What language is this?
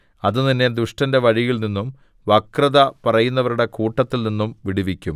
Malayalam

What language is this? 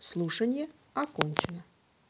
Russian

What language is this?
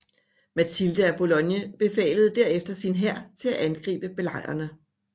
Danish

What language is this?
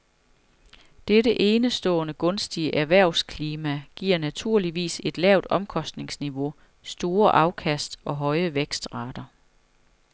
Danish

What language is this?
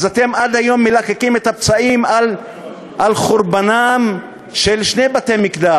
Hebrew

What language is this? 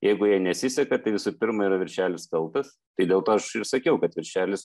Lithuanian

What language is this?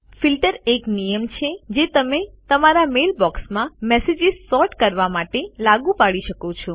Gujarati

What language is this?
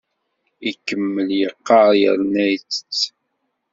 Kabyle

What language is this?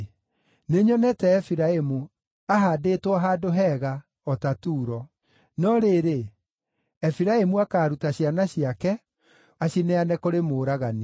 Kikuyu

